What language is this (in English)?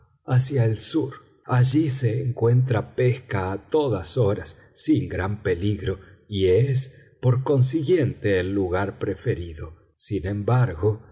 Spanish